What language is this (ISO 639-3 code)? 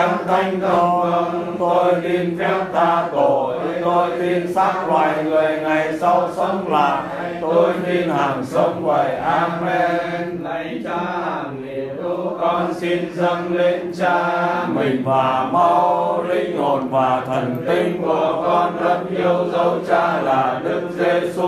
vie